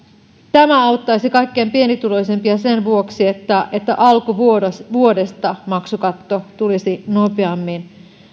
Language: Finnish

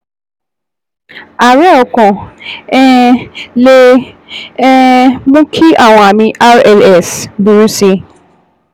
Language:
Yoruba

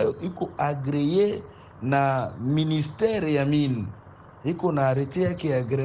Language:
Swahili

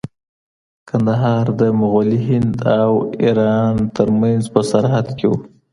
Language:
Pashto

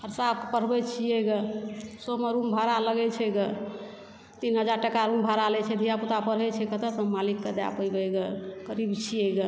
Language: Maithili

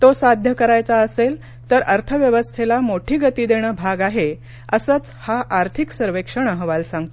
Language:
Marathi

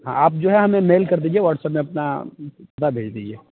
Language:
Urdu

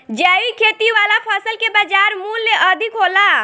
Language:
Bhojpuri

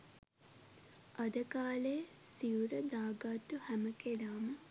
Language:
Sinhala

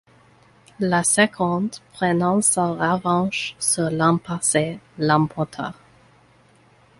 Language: French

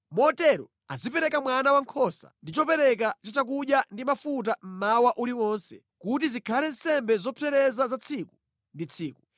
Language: Nyanja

